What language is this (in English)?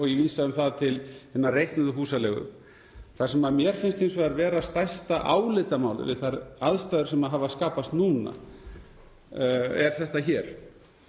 Icelandic